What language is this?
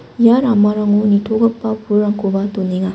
Garo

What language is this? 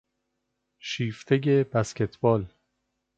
Persian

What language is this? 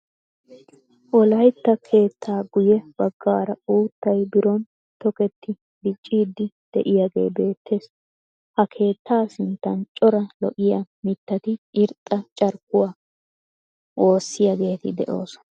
Wolaytta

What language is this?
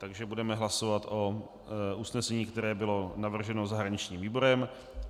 Czech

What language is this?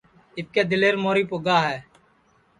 Sansi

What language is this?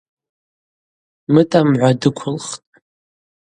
Abaza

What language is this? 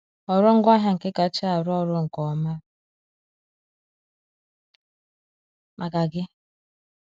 Igbo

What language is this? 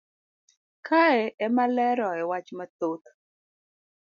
Luo (Kenya and Tanzania)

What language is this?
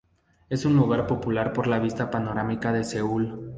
Spanish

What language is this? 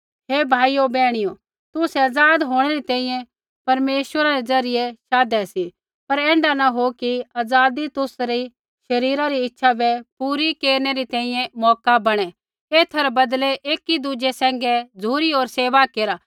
Kullu Pahari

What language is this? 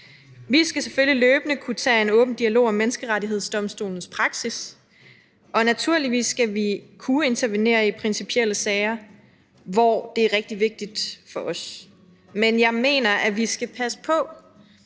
Danish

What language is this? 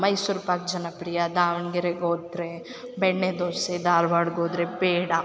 Kannada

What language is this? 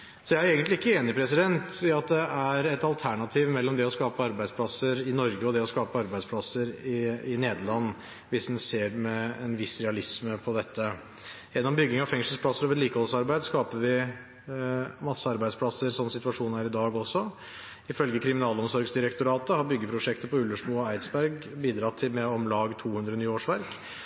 Norwegian Bokmål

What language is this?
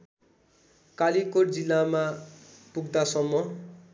Nepali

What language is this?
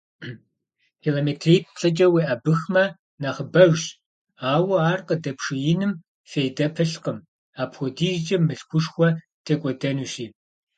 Kabardian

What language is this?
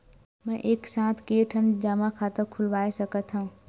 Chhattisgarhi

